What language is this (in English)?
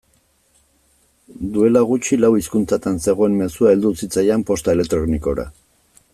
Basque